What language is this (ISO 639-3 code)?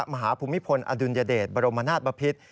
tha